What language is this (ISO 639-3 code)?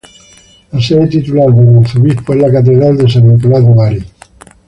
spa